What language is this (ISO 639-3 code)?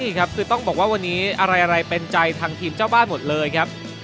tha